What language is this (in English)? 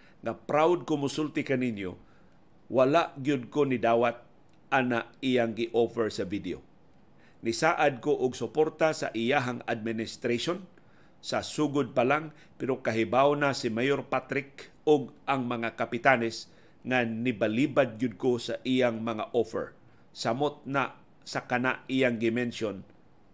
Filipino